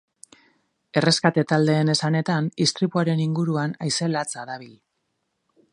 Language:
Basque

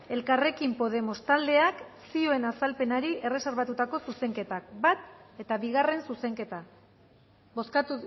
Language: Basque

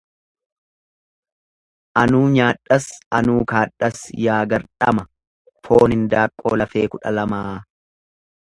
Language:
Oromo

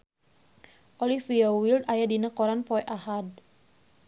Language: Sundanese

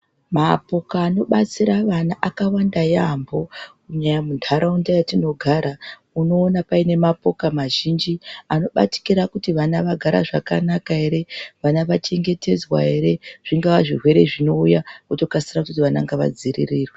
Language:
Ndau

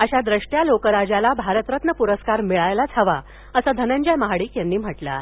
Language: Marathi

